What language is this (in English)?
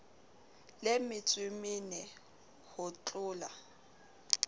Southern Sotho